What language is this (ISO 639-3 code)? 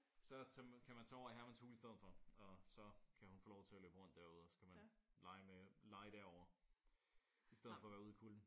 dan